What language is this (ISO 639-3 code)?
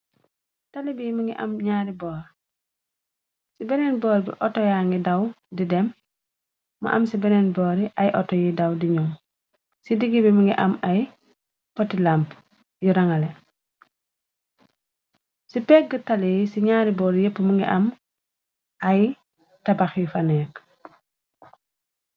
wol